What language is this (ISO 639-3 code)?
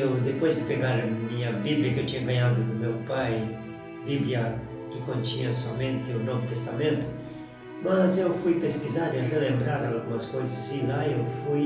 por